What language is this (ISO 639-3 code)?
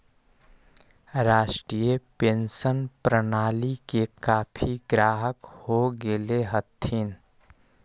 mag